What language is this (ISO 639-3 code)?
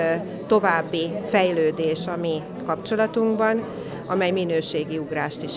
hun